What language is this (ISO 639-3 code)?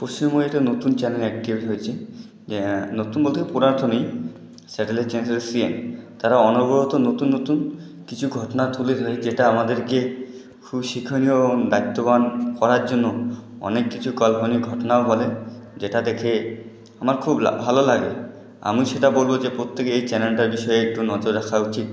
ben